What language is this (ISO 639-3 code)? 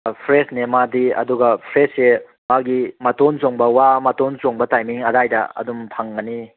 mni